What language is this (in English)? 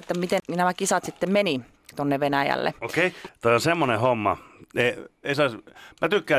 Finnish